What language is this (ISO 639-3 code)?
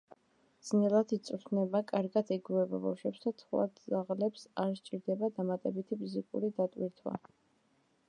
kat